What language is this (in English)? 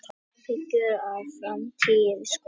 Icelandic